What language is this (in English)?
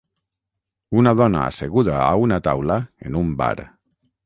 Catalan